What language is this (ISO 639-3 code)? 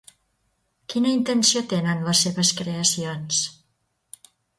cat